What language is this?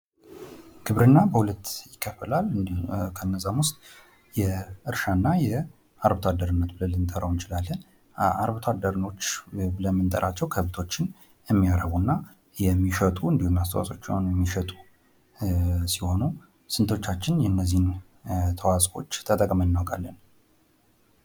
Amharic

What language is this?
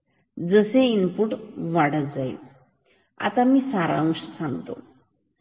Marathi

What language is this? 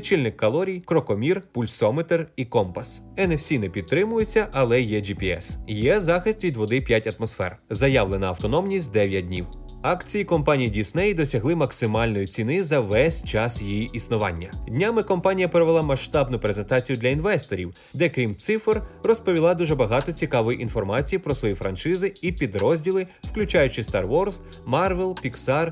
Ukrainian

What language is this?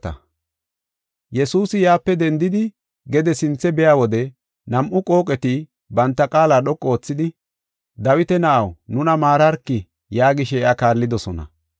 Gofa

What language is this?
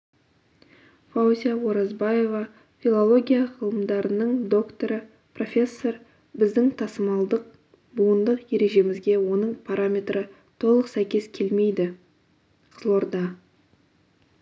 Kazakh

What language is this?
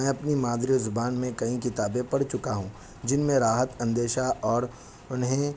Urdu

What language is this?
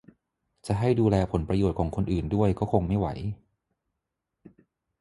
Thai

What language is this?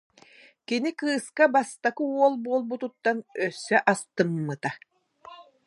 Yakut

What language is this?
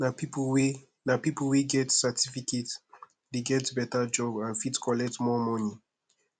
Nigerian Pidgin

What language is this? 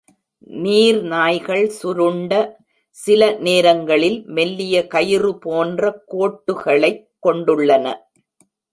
Tamil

